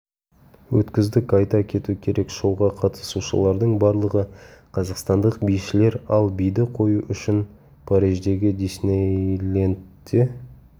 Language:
Kazakh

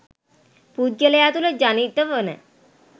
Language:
Sinhala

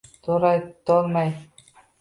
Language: Uzbek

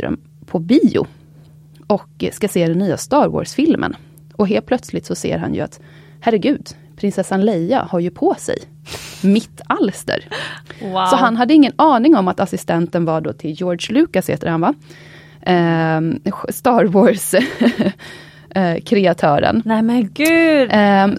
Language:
Swedish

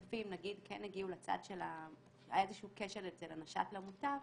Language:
Hebrew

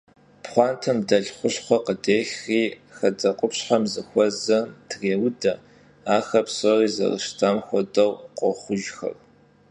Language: Kabardian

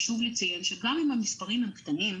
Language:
Hebrew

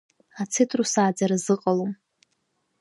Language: Abkhazian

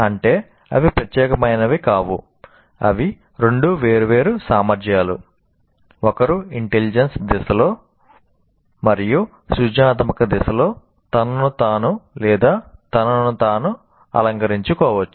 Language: Telugu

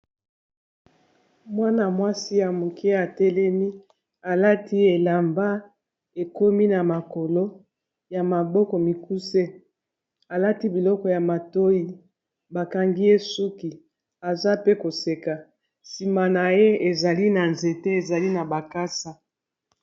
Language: Lingala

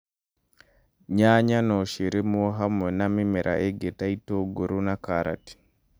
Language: Kikuyu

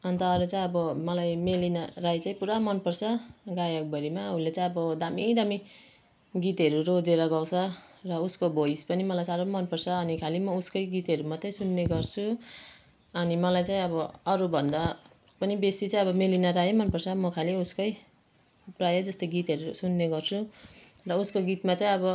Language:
Nepali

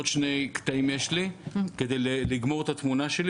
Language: Hebrew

